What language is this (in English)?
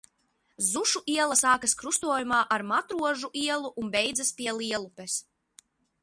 Latvian